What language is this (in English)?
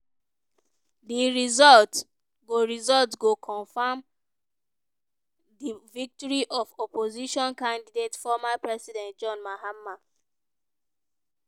Nigerian Pidgin